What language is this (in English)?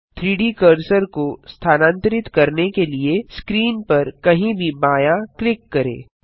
Hindi